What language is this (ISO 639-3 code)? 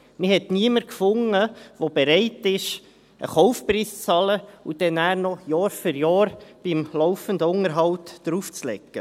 gsw